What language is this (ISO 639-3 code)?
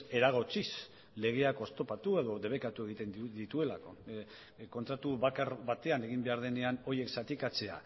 eus